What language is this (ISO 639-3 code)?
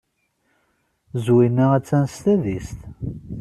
kab